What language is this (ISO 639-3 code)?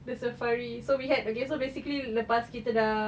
eng